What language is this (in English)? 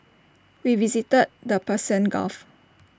English